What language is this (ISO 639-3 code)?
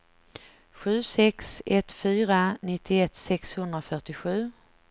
swe